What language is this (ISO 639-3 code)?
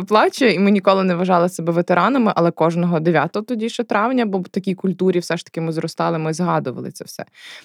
ukr